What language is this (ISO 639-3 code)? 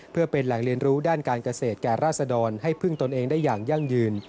tha